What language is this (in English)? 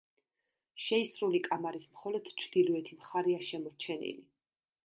Georgian